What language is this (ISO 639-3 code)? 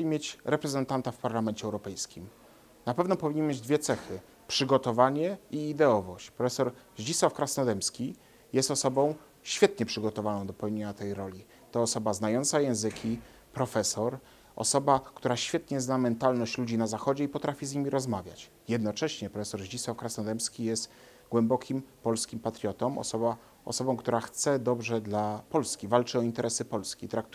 pol